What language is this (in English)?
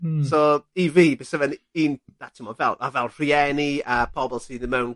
Welsh